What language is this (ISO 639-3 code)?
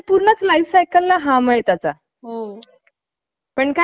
mar